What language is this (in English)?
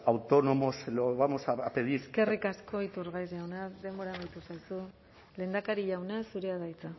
Basque